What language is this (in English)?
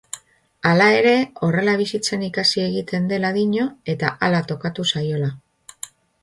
Basque